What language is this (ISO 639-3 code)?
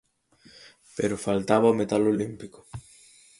glg